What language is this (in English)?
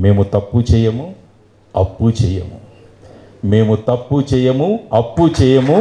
Telugu